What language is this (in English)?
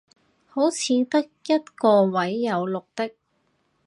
Cantonese